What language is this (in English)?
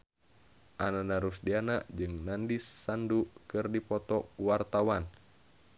Sundanese